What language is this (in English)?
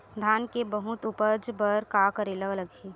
Chhattisgarhi